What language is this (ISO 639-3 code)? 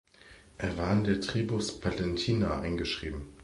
deu